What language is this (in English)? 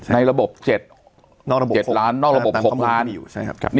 Thai